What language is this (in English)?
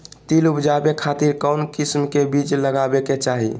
Magahi